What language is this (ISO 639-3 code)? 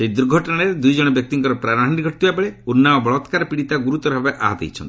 ori